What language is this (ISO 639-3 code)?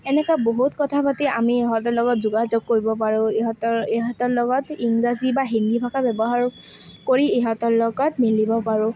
asm